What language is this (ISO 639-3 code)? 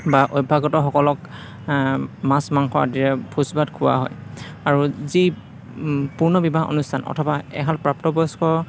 asm